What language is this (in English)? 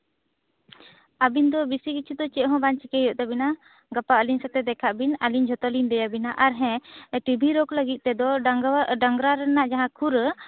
Santali